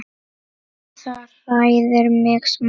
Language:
Icelandic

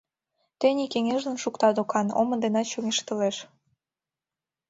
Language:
Mari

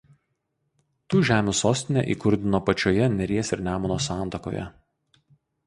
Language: Lithuanian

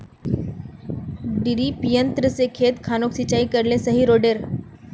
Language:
Magahi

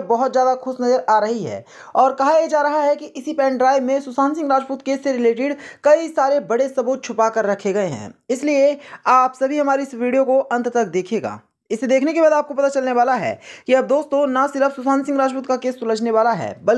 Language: Hindi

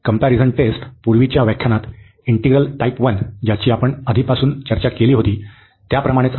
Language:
Marathi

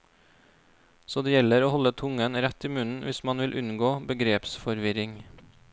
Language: Norwegian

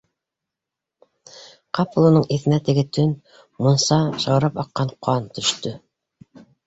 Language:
Bashkir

